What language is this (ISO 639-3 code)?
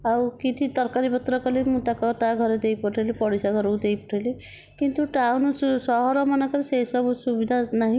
ori